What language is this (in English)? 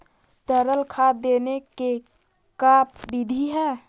Magahi